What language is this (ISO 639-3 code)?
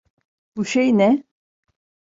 tur